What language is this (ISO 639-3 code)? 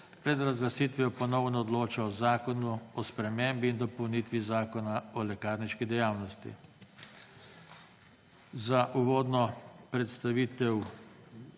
slv